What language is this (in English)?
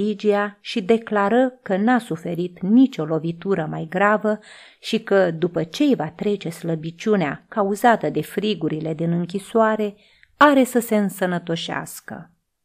Romanian